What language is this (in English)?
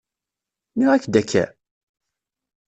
Kabyle